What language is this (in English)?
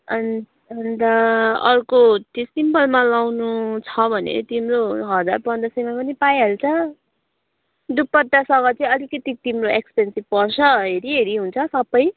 Nepali